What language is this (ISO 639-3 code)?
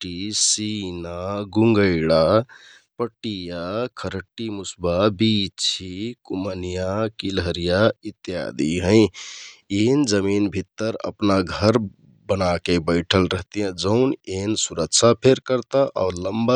tkt